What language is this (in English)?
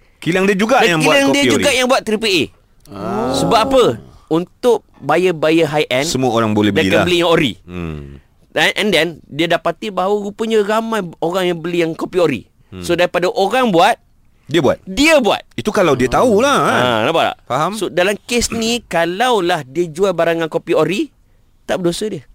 Malay